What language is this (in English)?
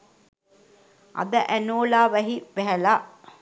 Sinhala